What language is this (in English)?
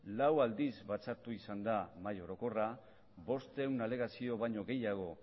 Basque